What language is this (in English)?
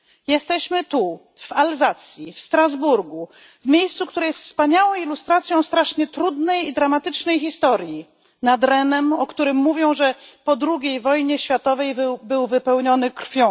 Polish